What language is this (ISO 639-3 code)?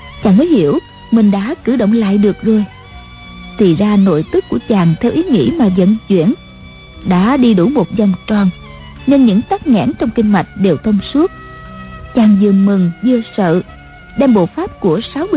vie